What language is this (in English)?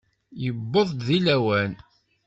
Kabyle